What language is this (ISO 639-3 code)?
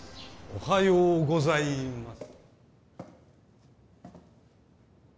jpn